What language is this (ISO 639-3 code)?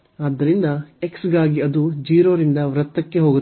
kan